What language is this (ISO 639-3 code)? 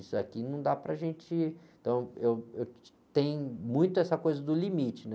por